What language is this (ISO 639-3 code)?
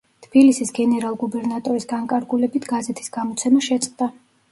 kat